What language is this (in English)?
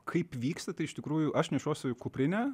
Lithuanian